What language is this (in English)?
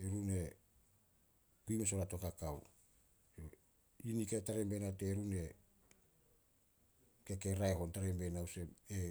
Solos